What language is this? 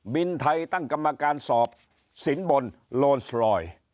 Thai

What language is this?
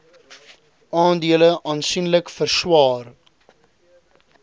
Afrikaans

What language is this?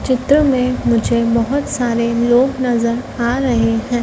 Hindi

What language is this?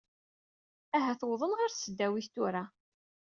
Kabyle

